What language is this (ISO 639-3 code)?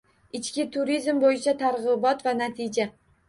uzb